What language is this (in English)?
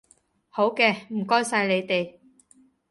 Cantonese